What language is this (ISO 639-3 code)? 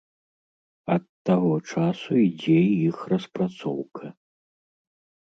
bel